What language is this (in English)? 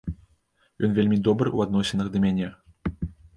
Belarusian